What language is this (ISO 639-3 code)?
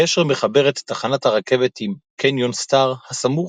heb